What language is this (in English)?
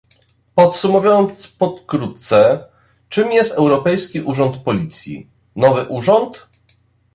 Polish